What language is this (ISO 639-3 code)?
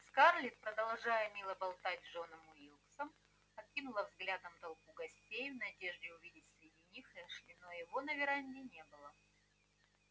rus